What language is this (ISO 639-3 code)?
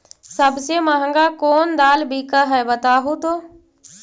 mag